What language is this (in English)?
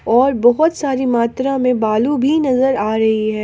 Hindi